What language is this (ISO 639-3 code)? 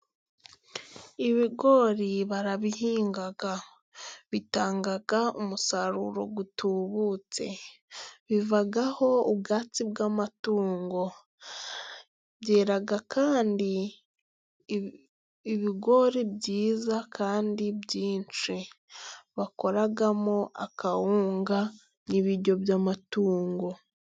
kin